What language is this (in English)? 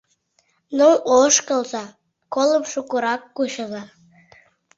Mari